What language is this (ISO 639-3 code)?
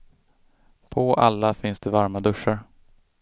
swe